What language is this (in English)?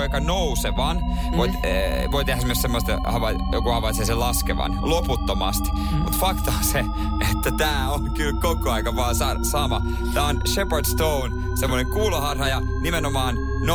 Finnish